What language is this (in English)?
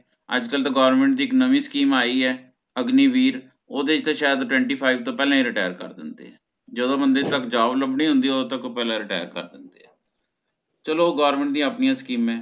Punjabi